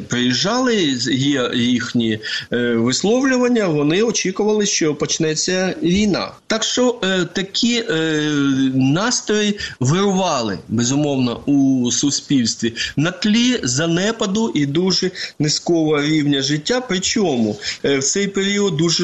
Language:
Ukrainian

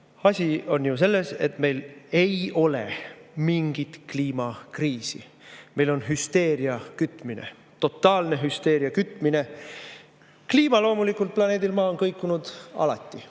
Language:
Estonian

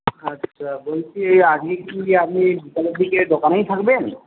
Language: Bangla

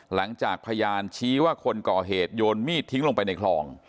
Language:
Thai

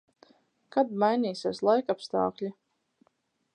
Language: Latvian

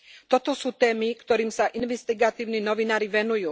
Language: Slovak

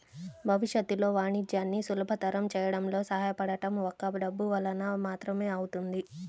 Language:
Telugu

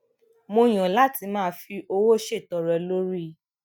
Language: Yoruba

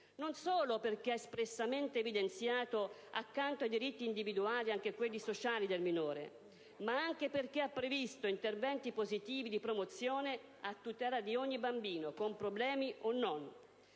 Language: Italian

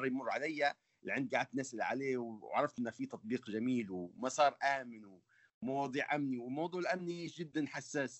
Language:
Arabic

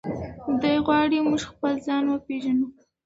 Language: Pashto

